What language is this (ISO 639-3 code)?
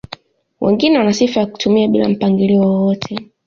swa